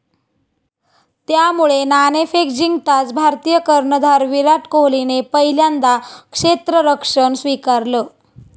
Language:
Marathi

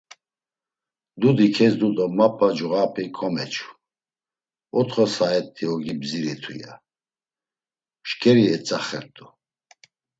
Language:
Laz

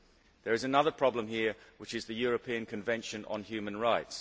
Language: English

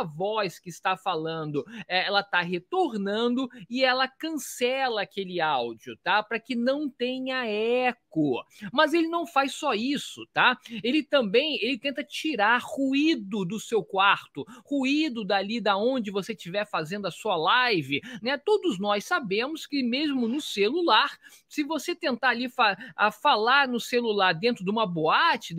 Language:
Portuguese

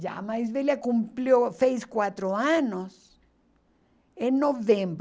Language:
Portuguese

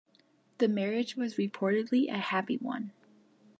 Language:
English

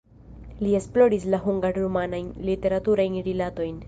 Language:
Esperanto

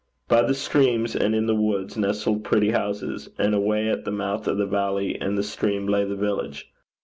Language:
English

